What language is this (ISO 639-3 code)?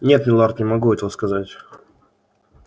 rus